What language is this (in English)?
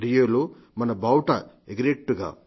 Telugu